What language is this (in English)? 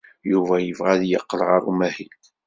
Kabyle